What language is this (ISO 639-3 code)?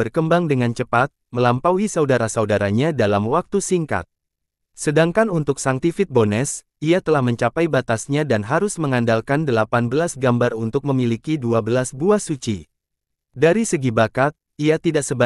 ind